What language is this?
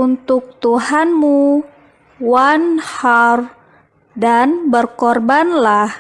Indonesian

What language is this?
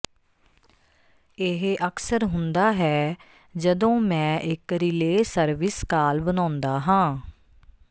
Punjabi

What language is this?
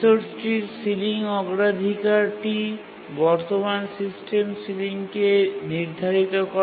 Bangla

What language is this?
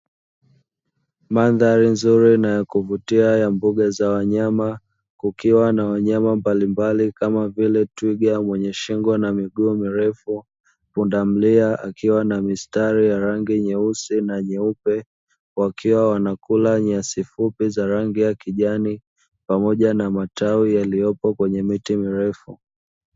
Swahili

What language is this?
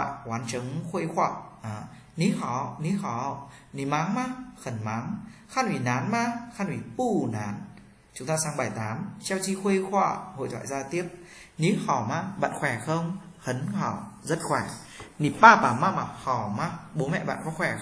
Vietnamese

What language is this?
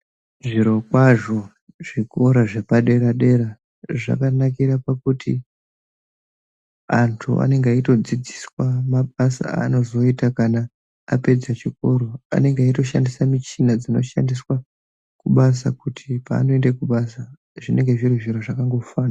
Ndau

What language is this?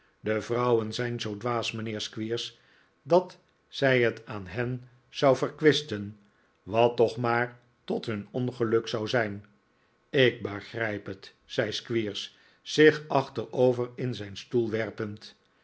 Dutch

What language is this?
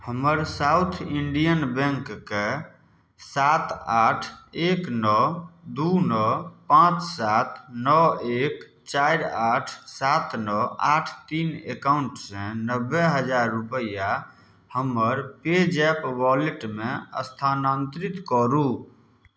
Maithili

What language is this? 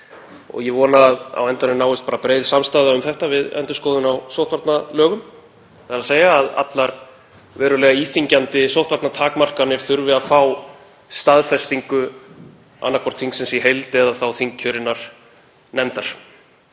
Icelandic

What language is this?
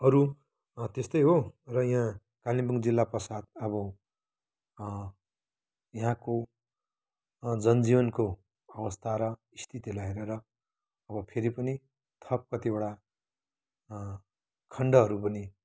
Nepali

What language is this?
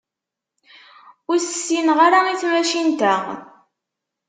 Kabyle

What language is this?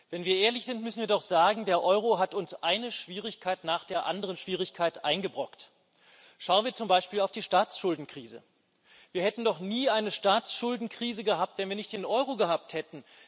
German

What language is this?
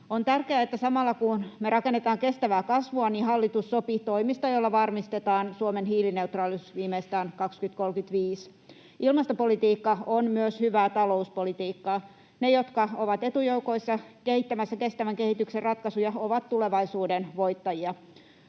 Finnish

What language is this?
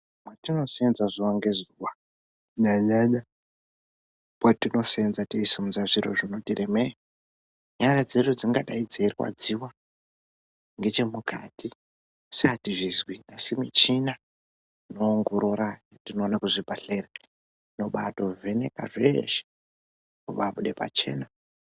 Ndau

